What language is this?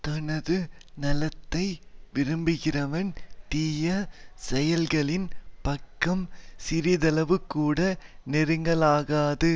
Tamil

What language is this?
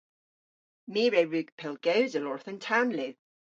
Cornish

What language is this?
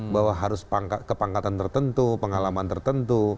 Indonesian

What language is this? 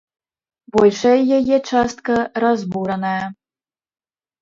Belarusian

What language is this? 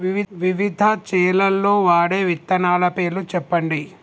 Telugu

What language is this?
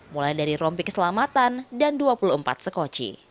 Indonesian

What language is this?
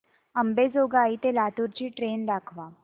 Marathi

